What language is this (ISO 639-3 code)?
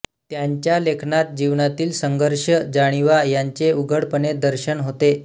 mar